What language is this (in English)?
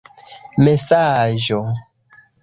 Esperanto